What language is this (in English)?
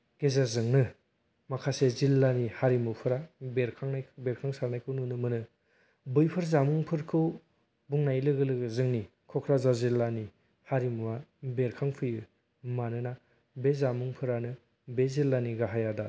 Bodo